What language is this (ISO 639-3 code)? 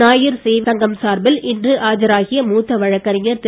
tam